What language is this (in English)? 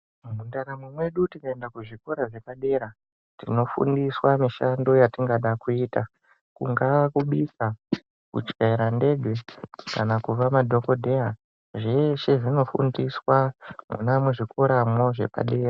Ndau